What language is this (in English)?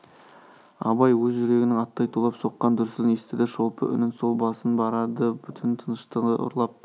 Kazakh